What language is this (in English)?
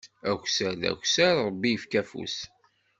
Kabyle